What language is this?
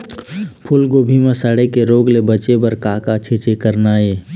Chhattisgarhi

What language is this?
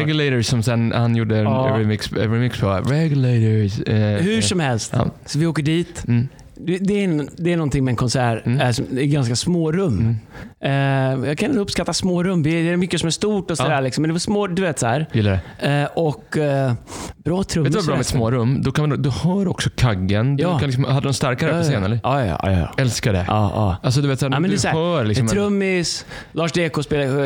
Swedish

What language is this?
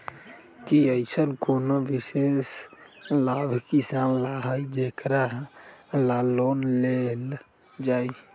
Magahi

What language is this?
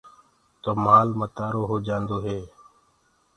Gurgula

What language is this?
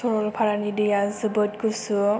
Bodo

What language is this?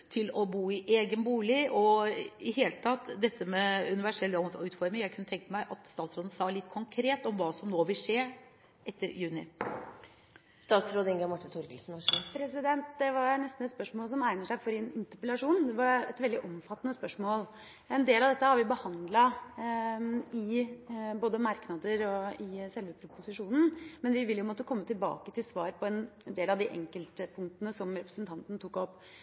Norwegian Bokmål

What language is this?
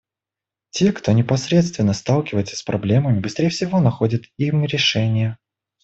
Russian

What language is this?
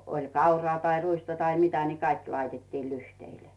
Finnish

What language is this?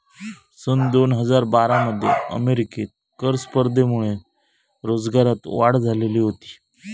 Marathi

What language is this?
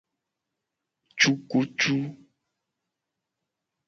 Gen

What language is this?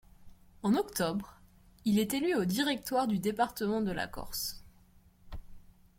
French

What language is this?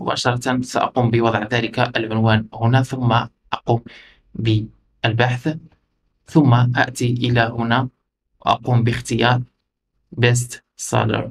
Arabic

